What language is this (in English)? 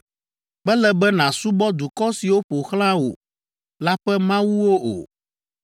Ewe